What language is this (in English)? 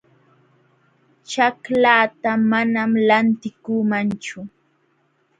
Jauja Wanca Quechua